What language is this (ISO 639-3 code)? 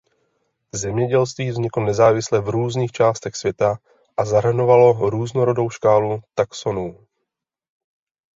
ces